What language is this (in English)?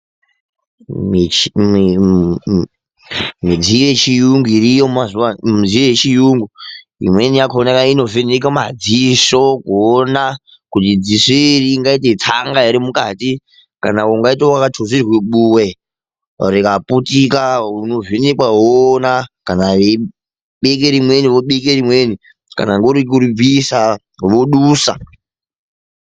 Ndau